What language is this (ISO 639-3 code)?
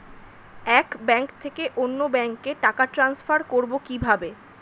ben